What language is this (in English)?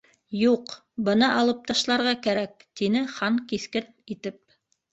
Bashkir